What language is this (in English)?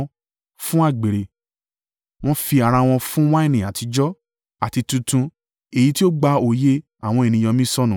Yoruba